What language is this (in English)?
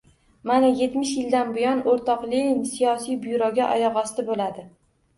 Uzbek